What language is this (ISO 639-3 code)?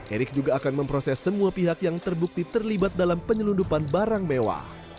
ind